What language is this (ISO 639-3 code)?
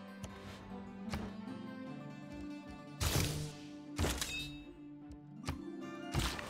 kor